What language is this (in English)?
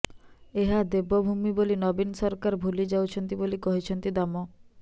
Odia